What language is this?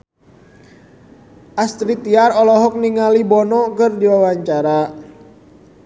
Sundanese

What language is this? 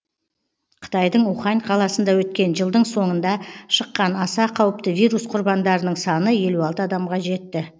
Kazakh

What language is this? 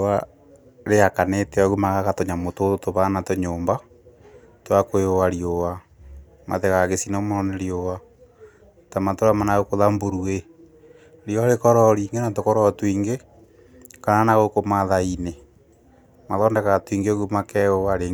Kikuyu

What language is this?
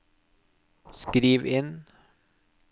Norwegian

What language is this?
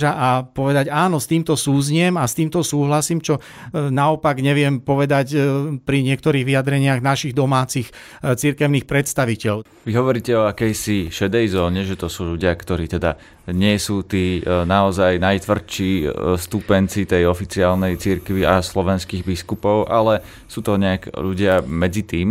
Slovak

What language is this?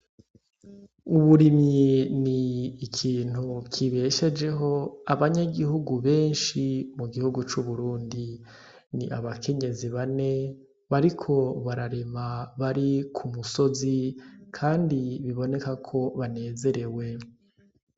Rundi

